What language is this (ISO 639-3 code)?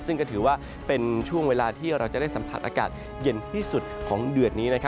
tha